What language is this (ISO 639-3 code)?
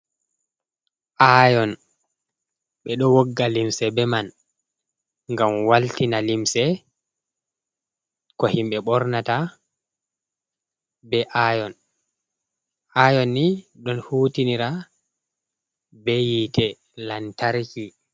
ful